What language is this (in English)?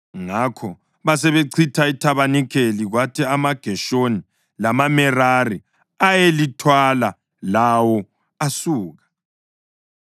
North Ndebele